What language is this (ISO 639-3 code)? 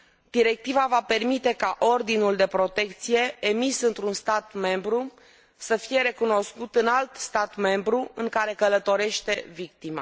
ron